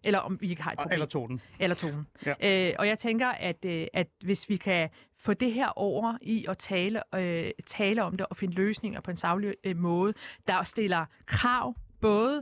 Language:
Danish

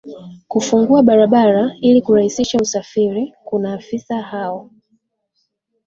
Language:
Swahili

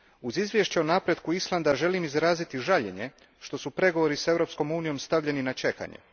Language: Croatian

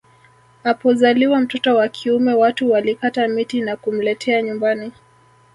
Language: Swahili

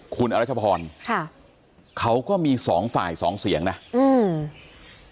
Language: Thai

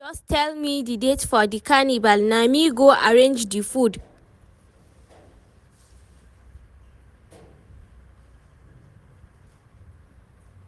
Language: Nigerian Pidgin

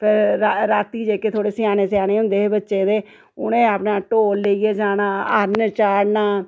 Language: Dogri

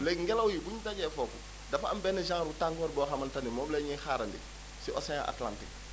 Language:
Wolof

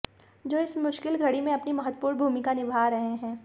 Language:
Hindi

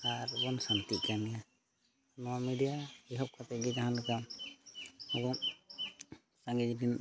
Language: Santali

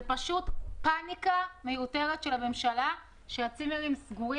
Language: Hebrew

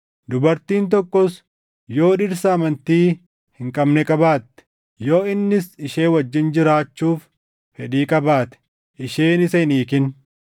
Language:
Oromo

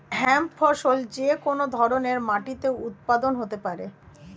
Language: Bangla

